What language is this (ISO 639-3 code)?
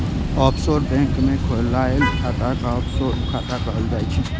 mai